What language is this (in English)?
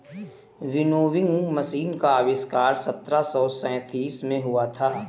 Hindi